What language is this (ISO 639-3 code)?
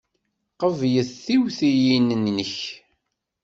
kab